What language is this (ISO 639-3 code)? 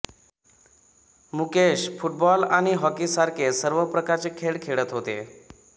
mar